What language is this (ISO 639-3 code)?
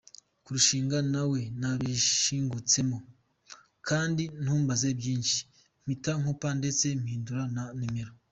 kin